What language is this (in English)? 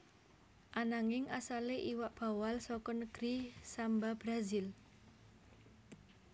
Javanese